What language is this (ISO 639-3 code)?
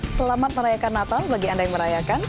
ind